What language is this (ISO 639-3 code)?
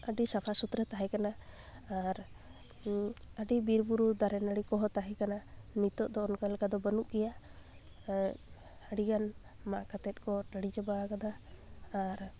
sat